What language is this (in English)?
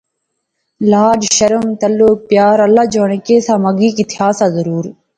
Pahari-Potwari